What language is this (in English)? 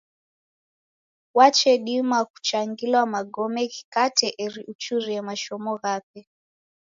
Taita